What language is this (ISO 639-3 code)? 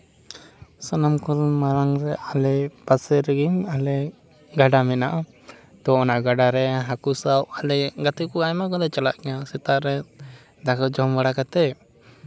sat